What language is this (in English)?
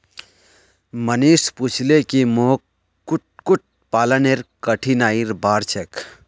Magahi